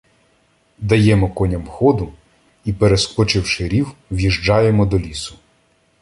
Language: Ukrainian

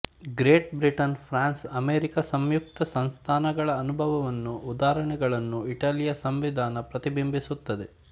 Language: Kannada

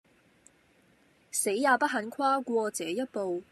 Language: Cantonese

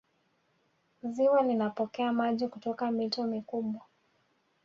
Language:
Swahili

